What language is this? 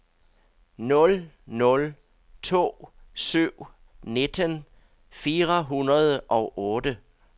Danish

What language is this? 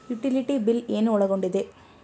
Kannada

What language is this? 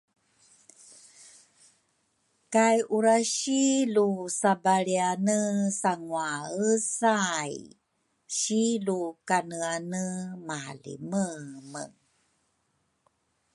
Rukai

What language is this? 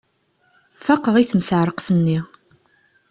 Kabyle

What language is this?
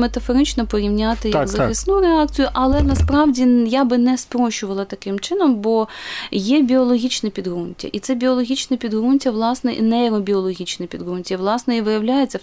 Ukrainian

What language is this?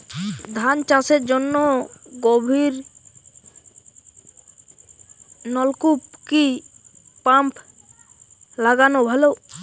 Bangla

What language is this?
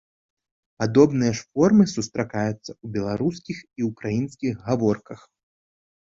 Belarusian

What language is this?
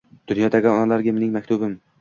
Uzbek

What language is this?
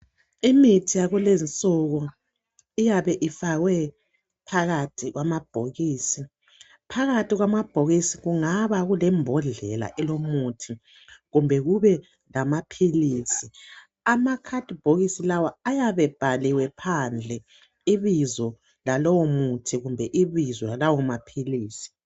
North Ndebele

